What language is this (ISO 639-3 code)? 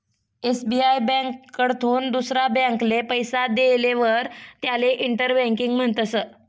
mar